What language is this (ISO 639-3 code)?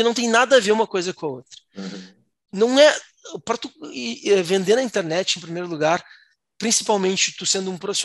por